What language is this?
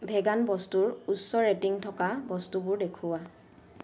Assamese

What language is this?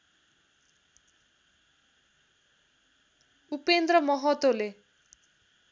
Nepali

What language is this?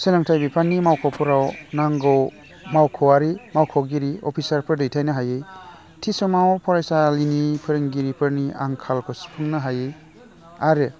Bodo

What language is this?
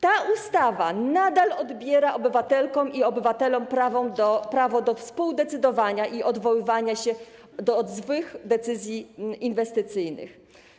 Polish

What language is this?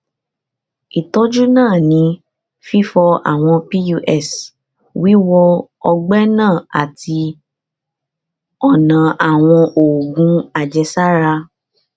Yoruba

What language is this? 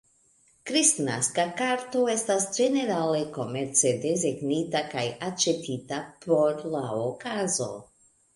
Esperanto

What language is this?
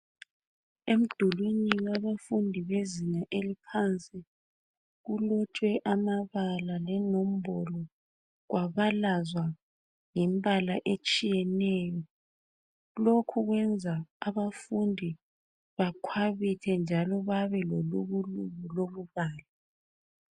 North Ndebele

